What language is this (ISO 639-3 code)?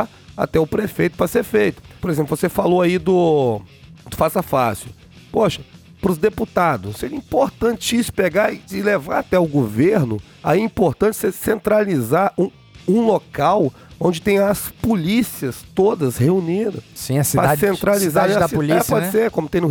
por